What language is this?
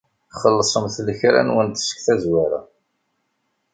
Kabyle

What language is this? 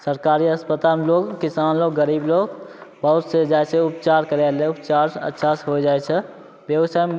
Maithili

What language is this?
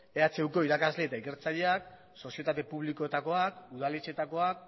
Basque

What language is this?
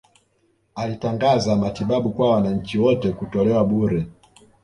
Swahili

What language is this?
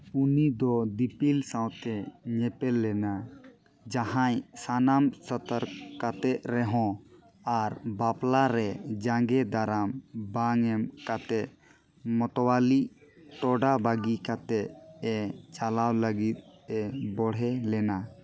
Santali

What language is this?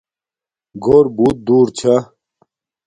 Domaaki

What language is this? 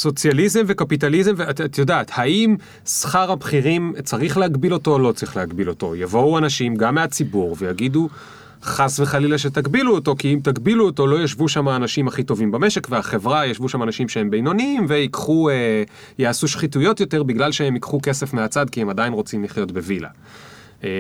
Hebrew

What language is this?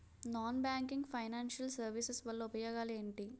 Telugu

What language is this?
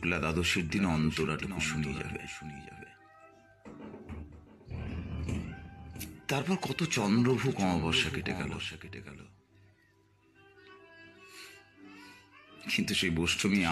Bangla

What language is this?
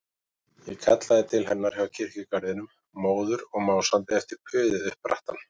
Icelandic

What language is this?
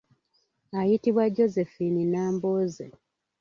Ganda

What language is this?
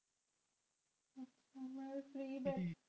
Punjabi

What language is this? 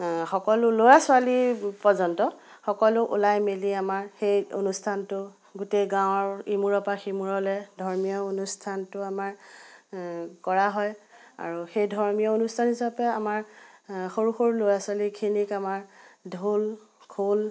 Assamese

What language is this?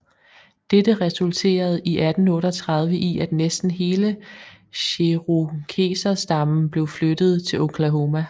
Danish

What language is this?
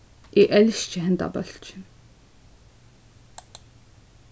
Faroese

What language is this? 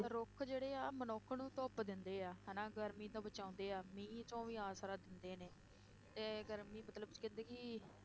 Punjabi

